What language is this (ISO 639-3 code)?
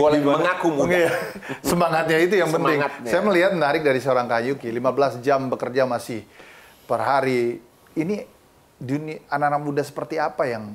ind